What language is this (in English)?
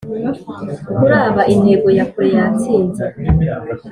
Kinyarwanda